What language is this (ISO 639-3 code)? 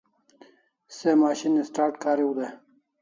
kls